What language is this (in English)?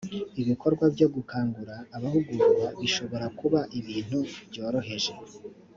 Kinyarwanda